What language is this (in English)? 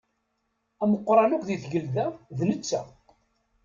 Kabyle